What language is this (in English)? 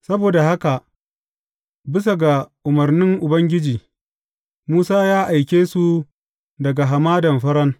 Hausa